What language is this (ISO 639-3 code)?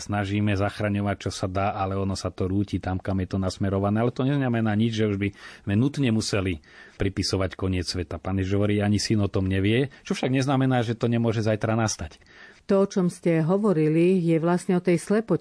slk